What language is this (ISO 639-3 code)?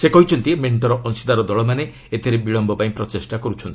ori